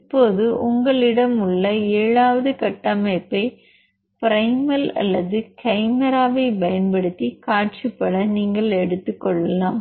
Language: Tamil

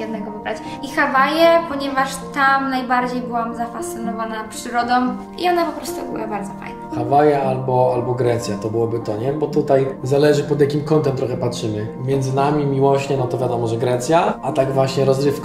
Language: Polish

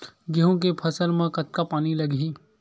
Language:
Chhattisgarhi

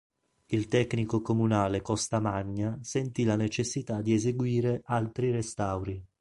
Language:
Italian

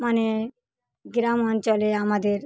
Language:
Bangla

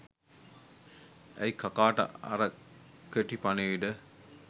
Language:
Sinhala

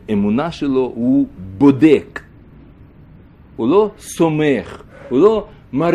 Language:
Hebrew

